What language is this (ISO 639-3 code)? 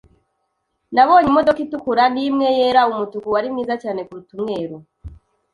kin